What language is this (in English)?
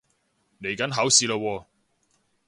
Cantonese